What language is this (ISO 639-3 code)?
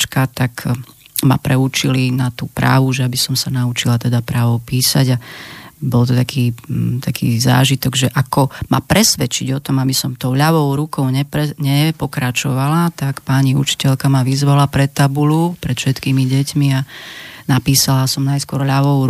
slk